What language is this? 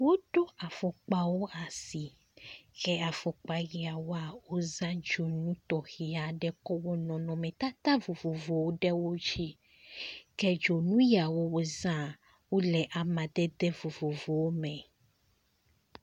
Ewe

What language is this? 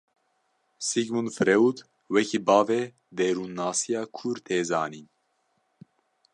Kurdish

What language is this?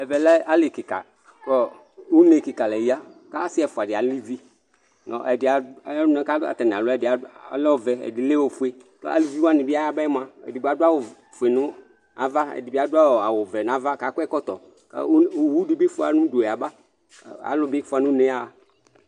Ikposo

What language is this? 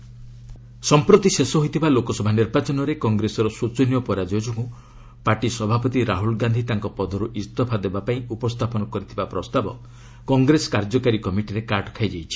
Odia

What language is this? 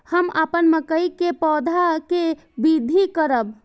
Maithili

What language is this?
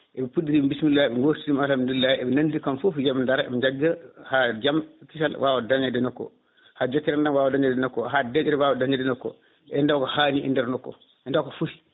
Fula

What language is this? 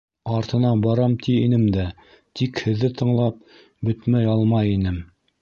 Bashkir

